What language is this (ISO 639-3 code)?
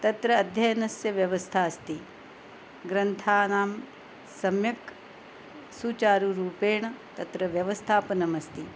san